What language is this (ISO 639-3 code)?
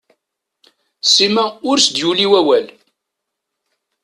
kab